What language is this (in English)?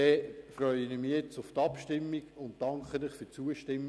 Swiss German